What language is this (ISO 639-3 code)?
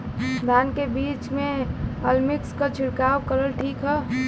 bho